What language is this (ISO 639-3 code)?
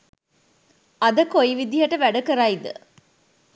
sin